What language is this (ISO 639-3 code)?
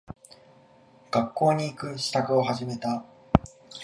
jpn